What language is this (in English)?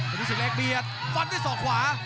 Thai